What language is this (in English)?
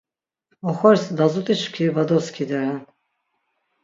Laz